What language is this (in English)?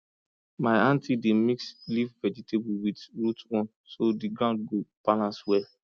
Nigerian Pidgin